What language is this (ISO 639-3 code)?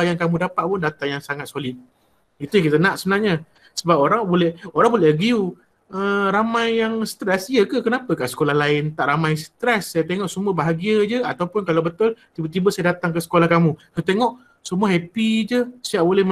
msa